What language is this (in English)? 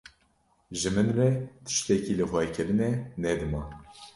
Kurdish